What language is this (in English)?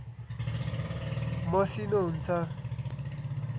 Nepali